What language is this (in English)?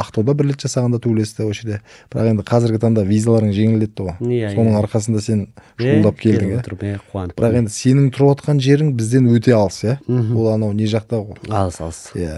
Turkish